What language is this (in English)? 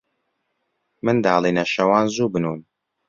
Central Kurdish